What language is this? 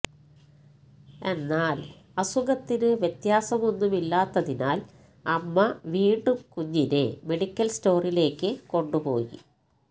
Malayalam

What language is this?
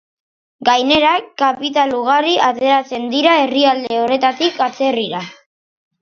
Basque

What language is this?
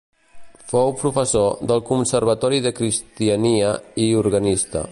Catalan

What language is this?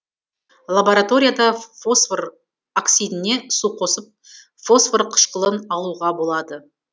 Kazakh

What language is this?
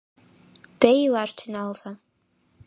Mari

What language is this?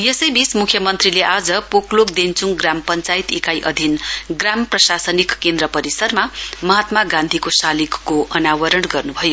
Nepali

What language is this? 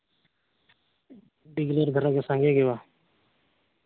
Santali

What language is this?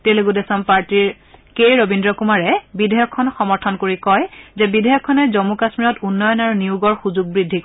Assamese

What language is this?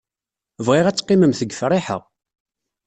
Kabyle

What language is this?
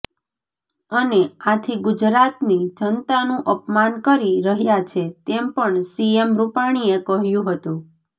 Gujarati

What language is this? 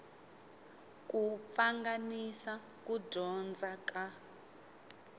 Tsonga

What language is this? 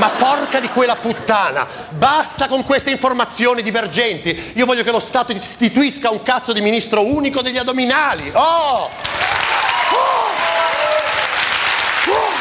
Italian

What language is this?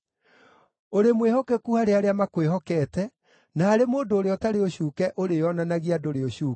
Kikuyu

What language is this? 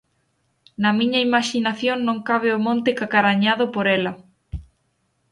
Galician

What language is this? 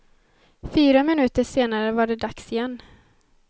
Swedish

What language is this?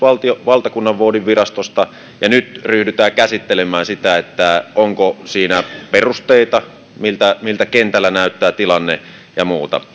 Finnish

